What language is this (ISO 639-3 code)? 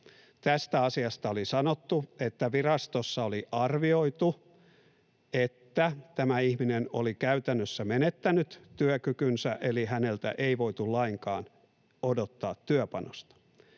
fin